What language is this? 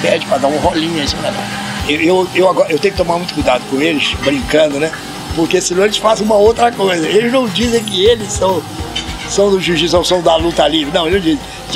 Portuguese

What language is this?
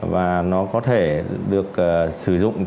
Vietnamese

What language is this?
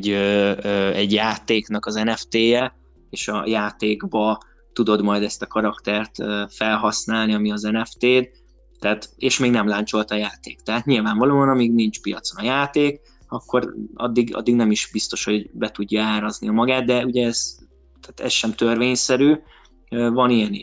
Hungarian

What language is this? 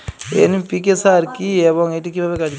Bangla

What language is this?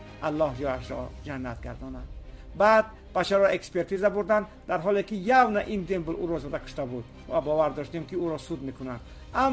Persian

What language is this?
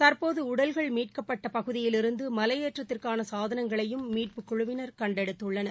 Tamil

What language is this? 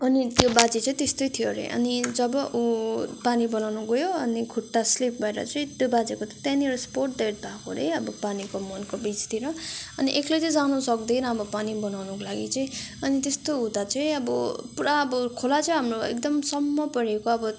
Nepali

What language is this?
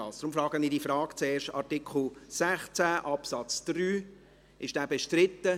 Swiss German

